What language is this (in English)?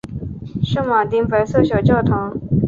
Chinese